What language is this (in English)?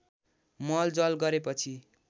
Nepali